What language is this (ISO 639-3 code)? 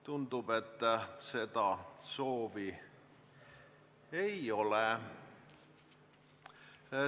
est